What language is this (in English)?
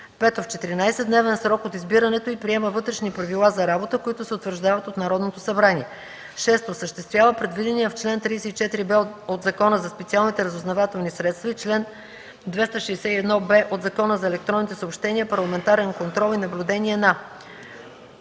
Bulgarian